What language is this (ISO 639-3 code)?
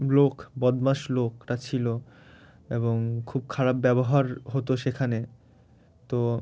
ben